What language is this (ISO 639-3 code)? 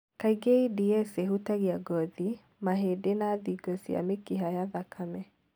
kik